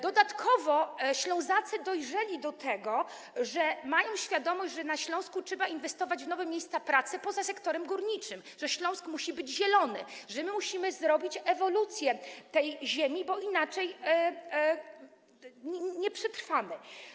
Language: Polish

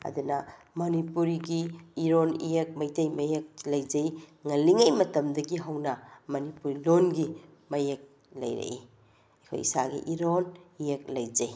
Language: Manipuri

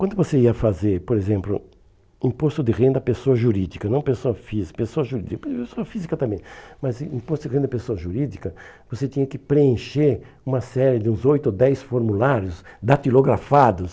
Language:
Portuguese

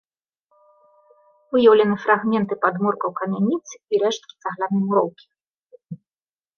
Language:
Belarusian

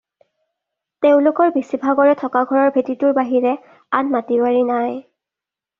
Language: Assamese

